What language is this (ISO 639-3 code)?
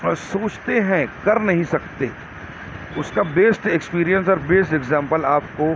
urd